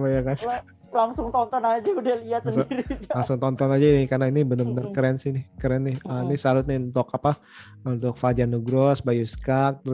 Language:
Indonesian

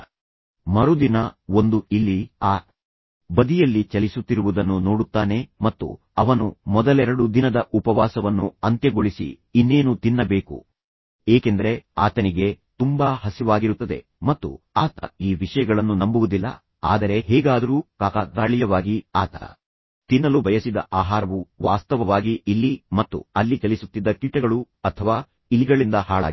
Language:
Kannada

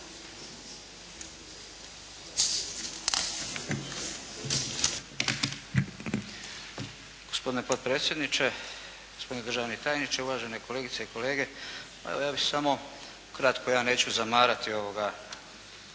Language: Croatian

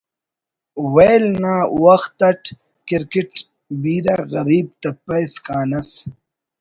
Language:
Brahui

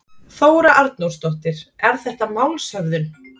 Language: Icelandic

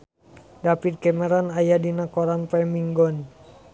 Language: Sundanese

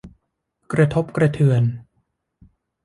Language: Thai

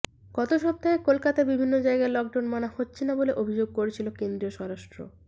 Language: Bangla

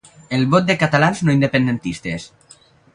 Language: Catalan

